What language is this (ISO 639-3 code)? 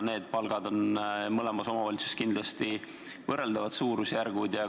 est